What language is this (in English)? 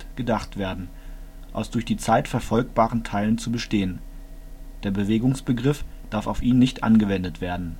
German